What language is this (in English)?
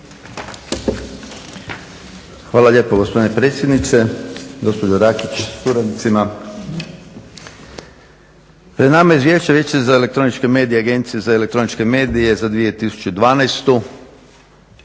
Croatian